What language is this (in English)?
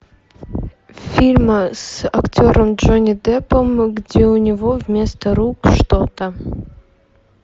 Russian